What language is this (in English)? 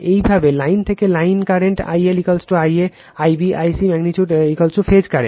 Bangla